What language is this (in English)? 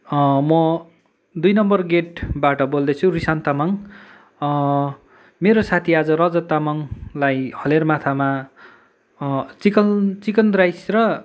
Nepali